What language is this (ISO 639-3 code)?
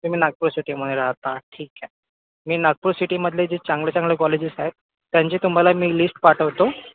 mar